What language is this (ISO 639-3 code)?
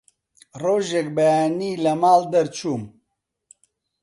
ckb